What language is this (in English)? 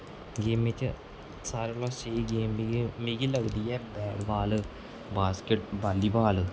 Dogri